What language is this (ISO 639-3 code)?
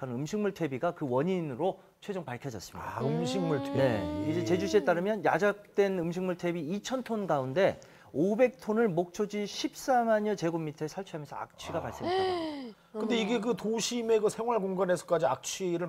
kor